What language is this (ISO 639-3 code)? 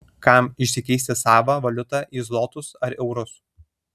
lit